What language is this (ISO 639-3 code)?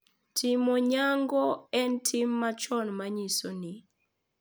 luo